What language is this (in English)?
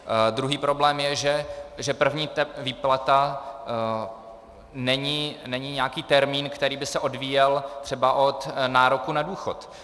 Czech